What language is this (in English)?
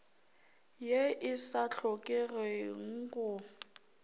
Northern Sotho